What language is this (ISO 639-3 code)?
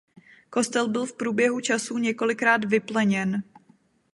ces